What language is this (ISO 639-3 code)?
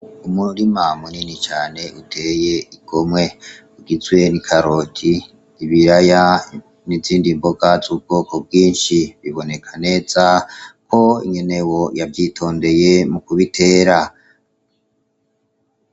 run